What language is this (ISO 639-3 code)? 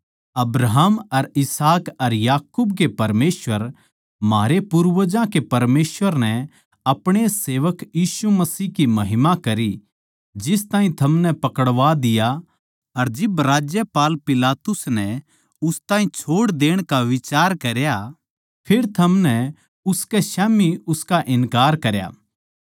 bgc